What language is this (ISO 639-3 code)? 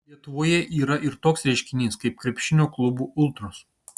lit